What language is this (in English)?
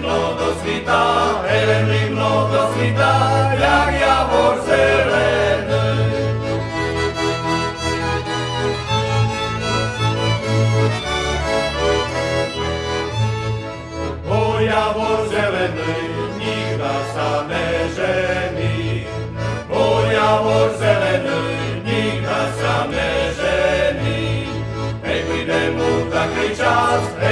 Slovak